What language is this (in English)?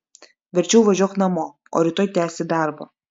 Lithuanian